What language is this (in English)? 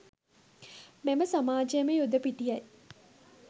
Sinhala